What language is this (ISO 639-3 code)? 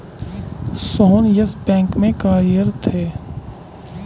hin